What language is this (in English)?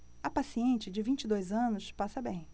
Portuguese